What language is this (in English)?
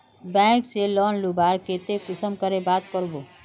Magahi